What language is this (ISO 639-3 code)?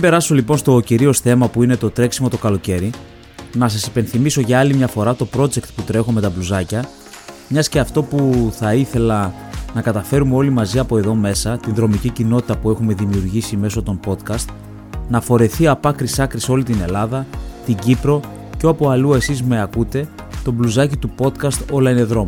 ell